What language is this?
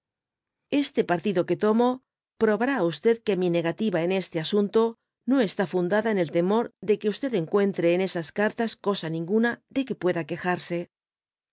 Spanish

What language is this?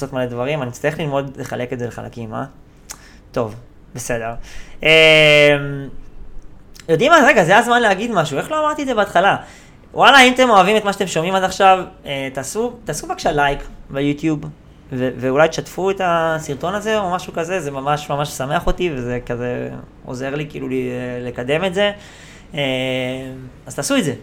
Hebrew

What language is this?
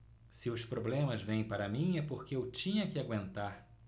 Portuguese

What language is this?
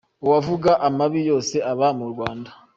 Kinyarwanda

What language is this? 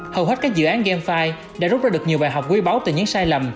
Vietnamese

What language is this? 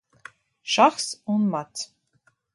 Latvian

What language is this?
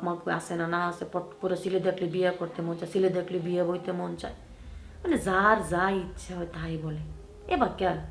Arabic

